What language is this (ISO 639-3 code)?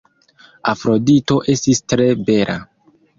epo